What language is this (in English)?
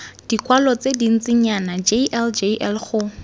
Tswana